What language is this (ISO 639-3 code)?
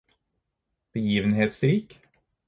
nob